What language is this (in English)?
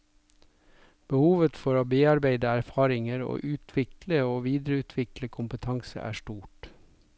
Norwegian